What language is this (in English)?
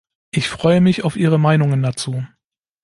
German